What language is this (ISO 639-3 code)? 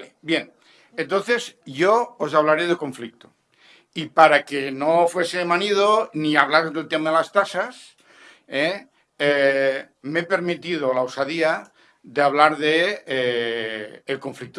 spa